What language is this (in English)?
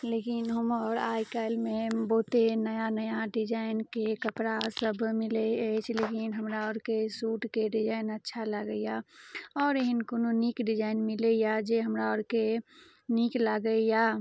Maithili